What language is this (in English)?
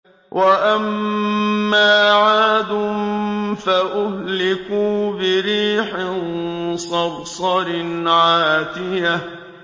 Arabic